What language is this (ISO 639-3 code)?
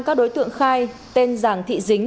vie